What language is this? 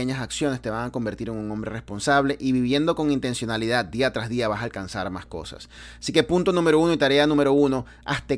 Spanish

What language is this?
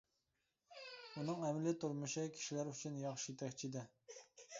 Uyghur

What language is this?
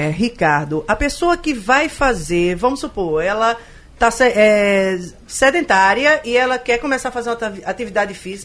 Portuguese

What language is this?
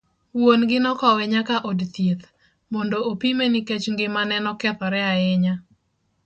Luo (Kenya and Tanzania)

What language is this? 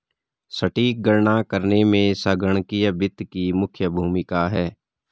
Hindi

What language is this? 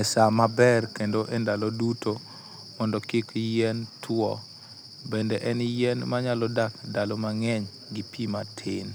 Luo (Kenya and Tanzania)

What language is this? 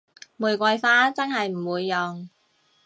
Cantonese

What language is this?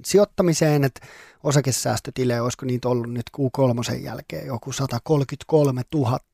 Finnish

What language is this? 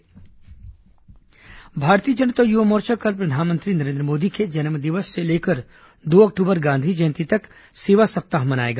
Hindi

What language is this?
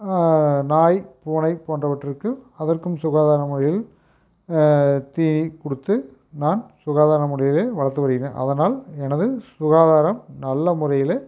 Tamil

